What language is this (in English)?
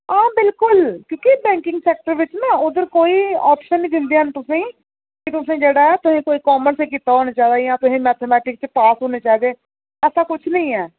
Dogri